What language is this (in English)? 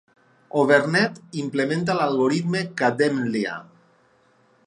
Catalan